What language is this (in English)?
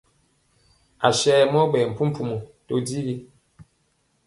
Mpiemo